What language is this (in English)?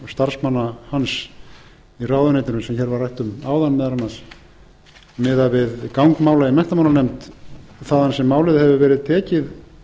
Icelandic